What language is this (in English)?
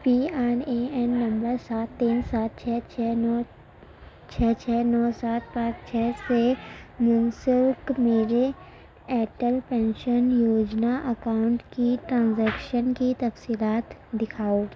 Urdu